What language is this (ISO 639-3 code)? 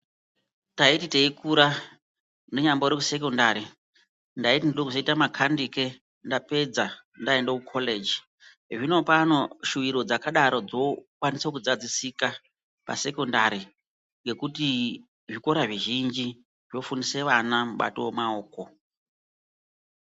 ndc